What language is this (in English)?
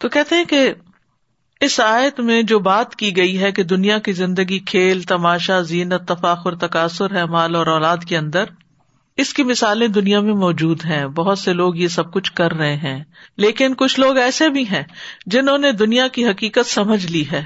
Urdu